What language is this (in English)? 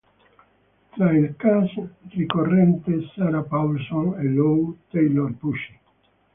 Italian